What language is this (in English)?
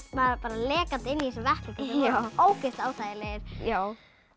Icelandic